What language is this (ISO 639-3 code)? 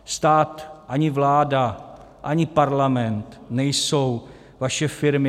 ces